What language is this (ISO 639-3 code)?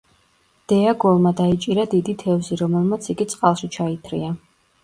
kat